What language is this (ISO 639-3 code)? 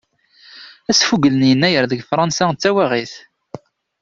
kab